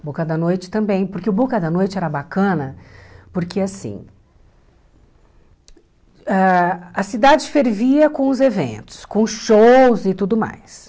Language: Portuguese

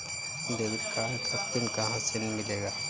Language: Hindi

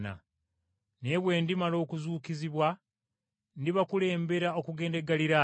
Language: Ganda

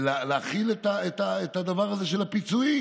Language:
Hebrew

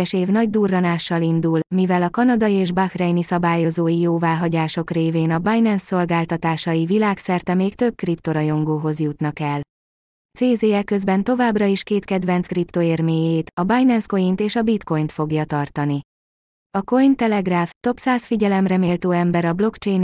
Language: Hungarian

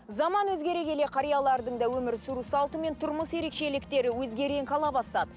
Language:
Kazakh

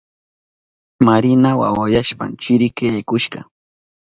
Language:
Southern Pastaza Quechua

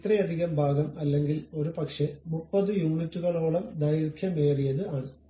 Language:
Malayalam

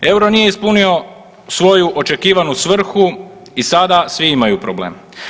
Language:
Croatian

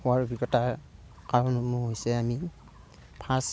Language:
Assamese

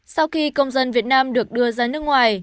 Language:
Vietnamese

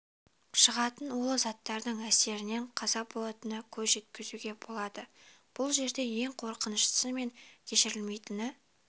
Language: Kazakh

